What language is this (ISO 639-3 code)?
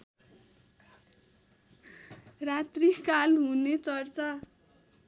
nep